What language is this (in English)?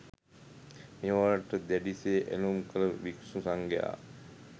Sinhala